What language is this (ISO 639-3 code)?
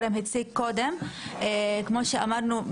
heb